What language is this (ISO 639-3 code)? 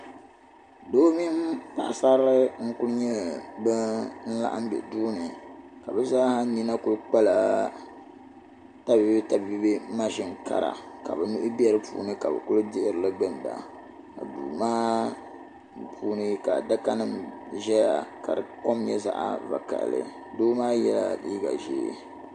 dag